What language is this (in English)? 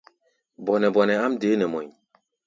Gbaya